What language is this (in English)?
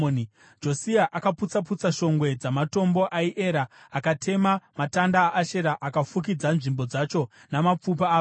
Shona